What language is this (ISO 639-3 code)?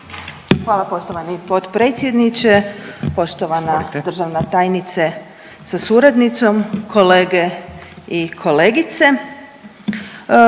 hrv